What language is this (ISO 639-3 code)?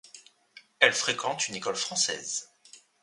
fra